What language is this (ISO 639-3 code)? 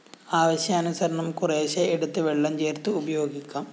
mal